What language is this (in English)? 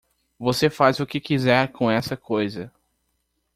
Portuguese